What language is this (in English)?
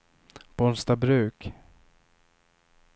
Swedish